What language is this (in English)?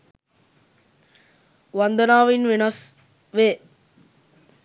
Sinhala